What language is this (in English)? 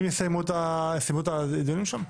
Hebrew